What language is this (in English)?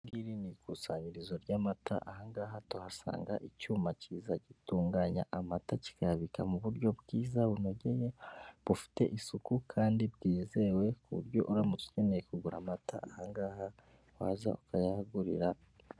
Kinyarwanda